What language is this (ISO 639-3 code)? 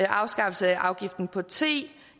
dan